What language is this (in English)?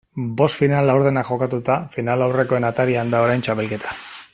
Basque